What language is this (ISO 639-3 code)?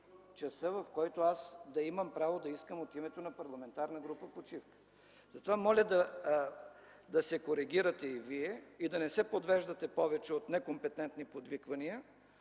bul